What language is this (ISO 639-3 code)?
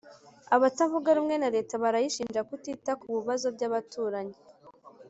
kin